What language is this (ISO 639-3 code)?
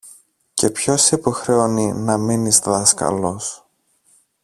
ell